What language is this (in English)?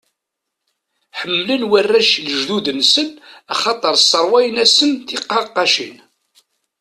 Kabyle